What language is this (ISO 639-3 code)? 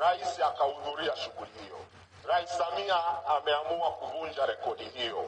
swa